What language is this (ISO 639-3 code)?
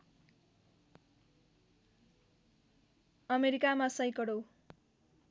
nep